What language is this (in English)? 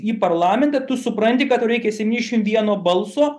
Lithuanian